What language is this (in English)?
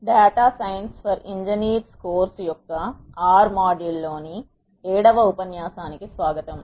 Telugu